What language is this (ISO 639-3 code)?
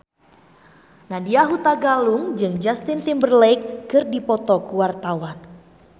sun